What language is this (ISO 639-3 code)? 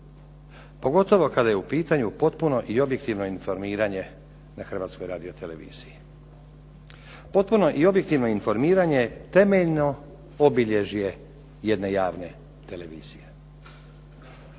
hrv